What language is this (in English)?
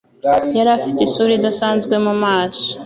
Kinyarwanda